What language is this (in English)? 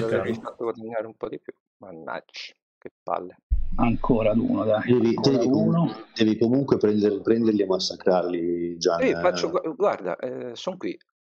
Italian